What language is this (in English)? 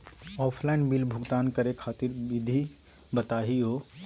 Magahi